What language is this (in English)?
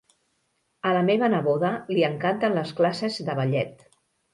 Catalan